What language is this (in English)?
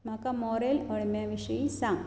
Konkani